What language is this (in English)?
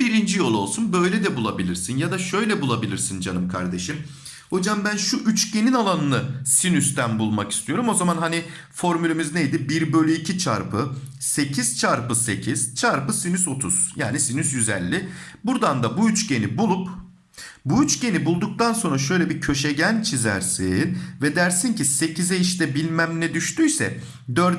Turkish